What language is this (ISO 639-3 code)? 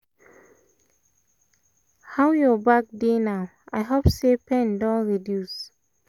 pcm